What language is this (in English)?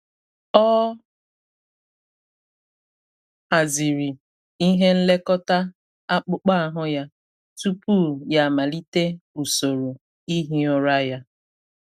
Igbo